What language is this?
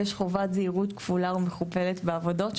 Hebrew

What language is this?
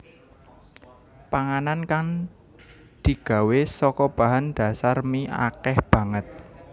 Javanese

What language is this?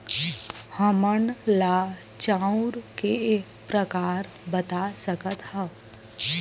Chhattisgarhi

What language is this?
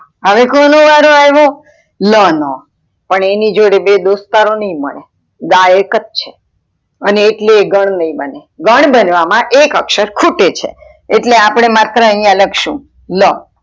Gujarati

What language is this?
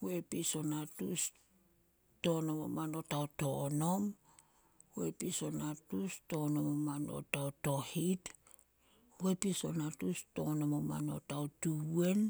Solos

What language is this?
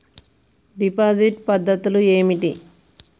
Telugu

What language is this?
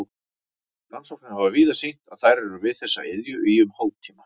Icelandic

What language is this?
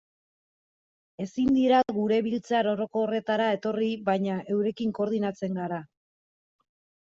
Basque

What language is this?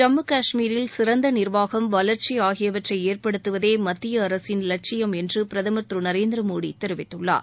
Tamil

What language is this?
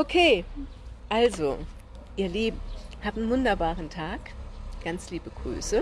German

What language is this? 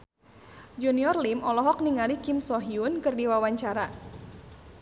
Sundanese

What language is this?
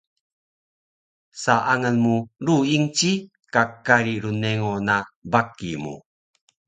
Taroko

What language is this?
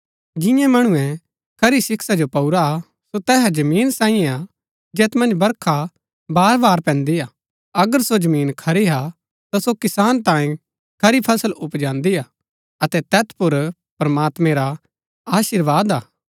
Gaddi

